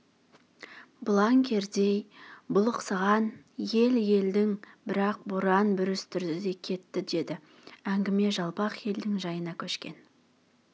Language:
Kazakh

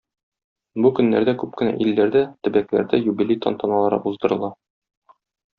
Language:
Tatar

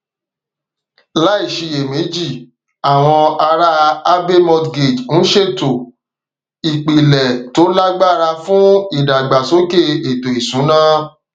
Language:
Yoruba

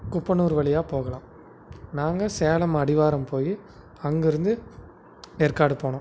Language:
Tamil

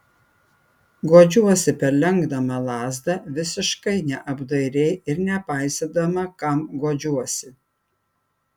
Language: Lithuanian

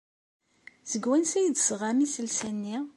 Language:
Kabyle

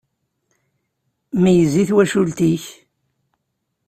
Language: Kabyle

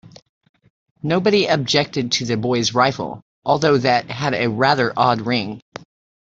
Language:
English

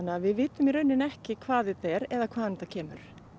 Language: Icelandic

